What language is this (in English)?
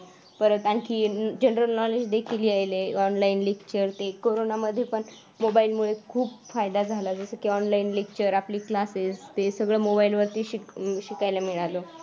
Marathi